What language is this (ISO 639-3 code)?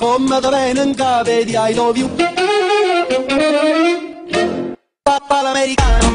ron